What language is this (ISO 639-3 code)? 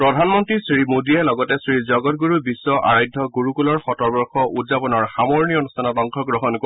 asm